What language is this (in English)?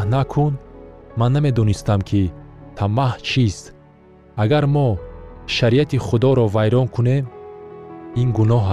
Persian